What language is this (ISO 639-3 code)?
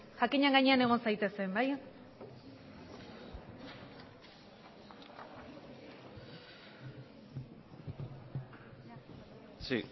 eus